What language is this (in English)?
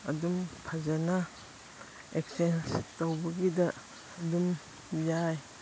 Manipuri